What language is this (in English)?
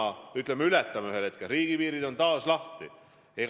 Estonian